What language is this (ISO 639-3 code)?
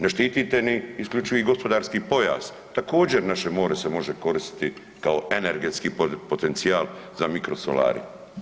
hrv